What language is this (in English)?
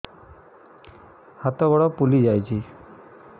Odia